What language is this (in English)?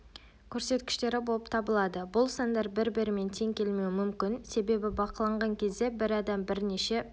Kazakh